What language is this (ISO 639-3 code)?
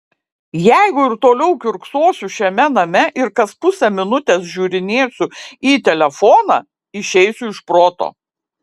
lit